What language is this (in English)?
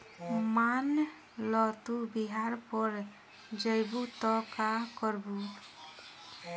Bhojpuri